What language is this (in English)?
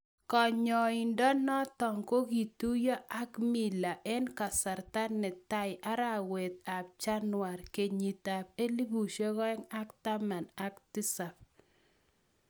Kalenjin